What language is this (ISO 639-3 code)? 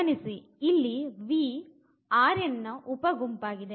kan